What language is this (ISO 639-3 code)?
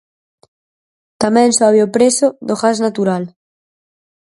glg